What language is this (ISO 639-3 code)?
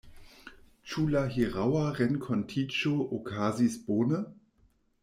epo